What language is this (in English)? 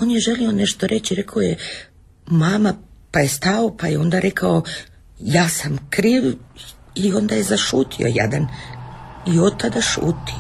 Croatian